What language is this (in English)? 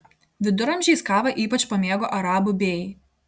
Lithuanian